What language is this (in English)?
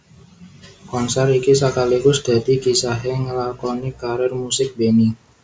Javanese